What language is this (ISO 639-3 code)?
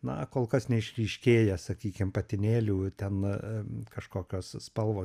lit